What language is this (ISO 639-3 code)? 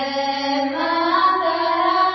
asm